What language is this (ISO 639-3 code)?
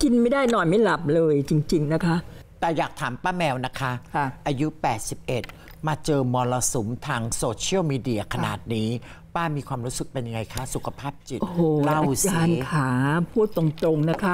tha